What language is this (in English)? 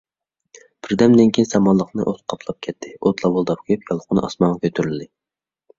Uyghur